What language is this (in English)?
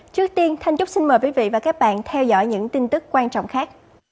Vietnamese